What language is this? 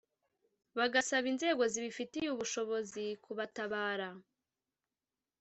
Kinyarwanda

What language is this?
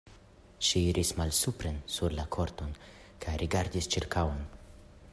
Esperanto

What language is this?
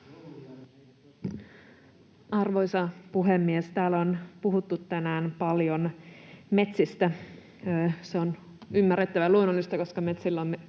Finnish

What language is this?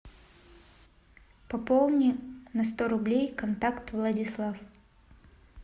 Russian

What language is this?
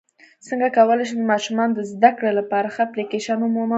Pashto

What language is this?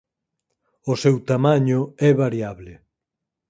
Galician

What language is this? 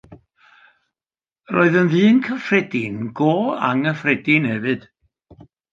Welsh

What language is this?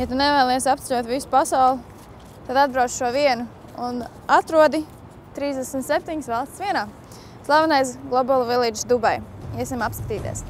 Latvian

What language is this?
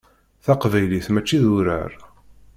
Kabyle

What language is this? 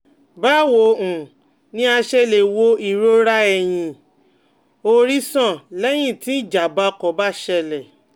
Yoruba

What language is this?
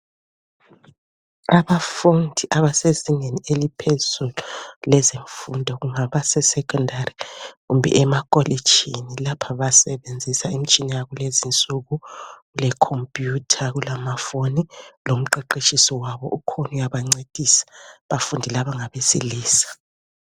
North Ndebele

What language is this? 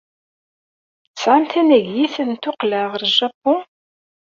Kabyle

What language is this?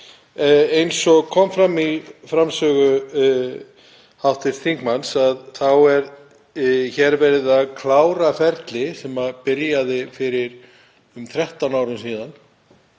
Icelandic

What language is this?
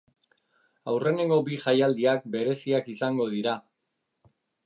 Basque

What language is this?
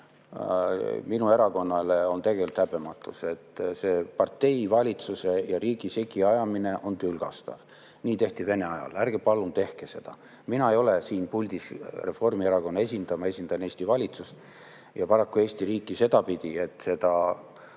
Estonian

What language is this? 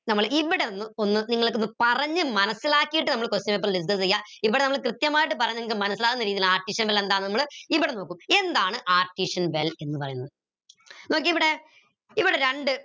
Malayalam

